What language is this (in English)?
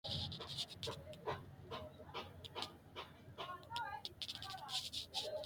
Sidamo